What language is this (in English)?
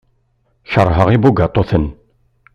Kabyle